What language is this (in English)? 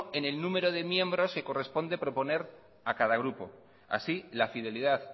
Spanish